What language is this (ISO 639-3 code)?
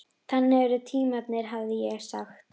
isl